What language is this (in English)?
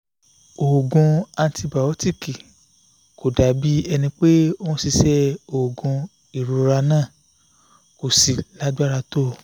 Yoruba